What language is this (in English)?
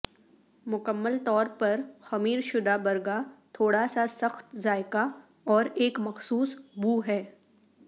Urdu